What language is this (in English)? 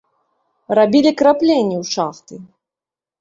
Belarusian